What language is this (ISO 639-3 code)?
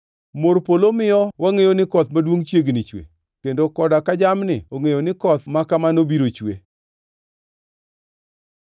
luo